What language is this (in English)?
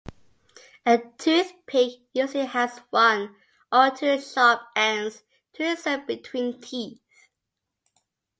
English